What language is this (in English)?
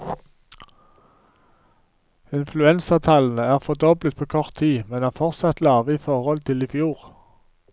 Norwegian